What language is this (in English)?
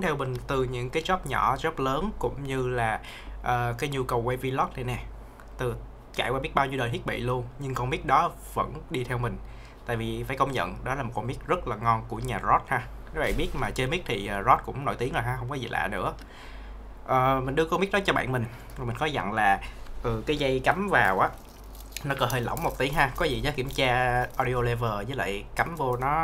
Vietnamese